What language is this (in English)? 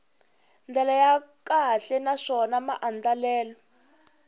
Tsonga